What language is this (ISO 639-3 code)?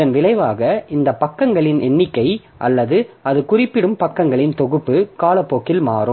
tam